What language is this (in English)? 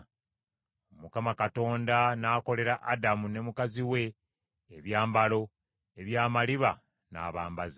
Ganda